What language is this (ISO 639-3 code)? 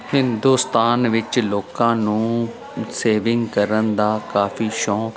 pan